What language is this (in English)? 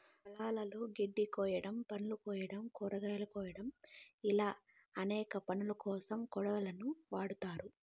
Telugu